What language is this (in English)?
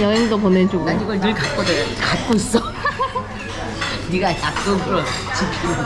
Korean